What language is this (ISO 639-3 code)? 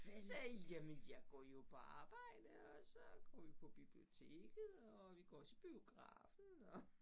dan